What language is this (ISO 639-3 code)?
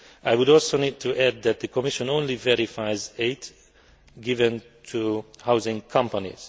eng